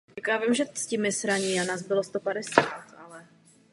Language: Czech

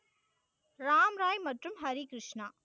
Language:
Tamil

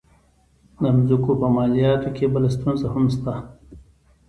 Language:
Pashto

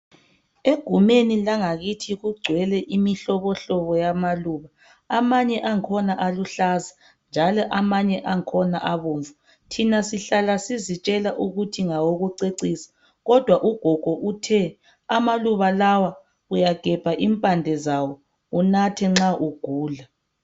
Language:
North Ndebele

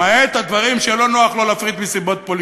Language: Hebrew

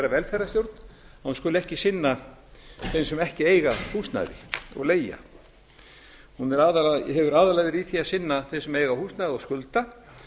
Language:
Icelandic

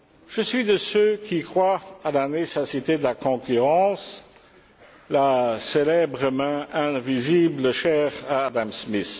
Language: French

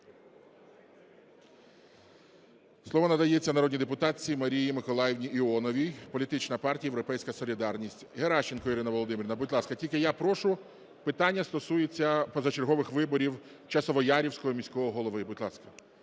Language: Ukrainian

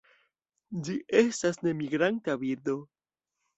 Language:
Esperanto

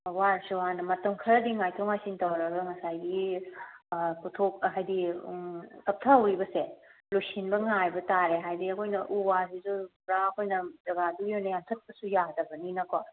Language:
Manipuri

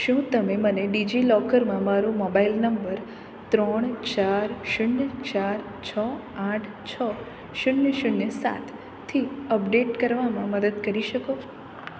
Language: Gujarati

